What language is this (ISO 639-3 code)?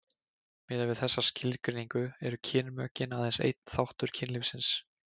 isl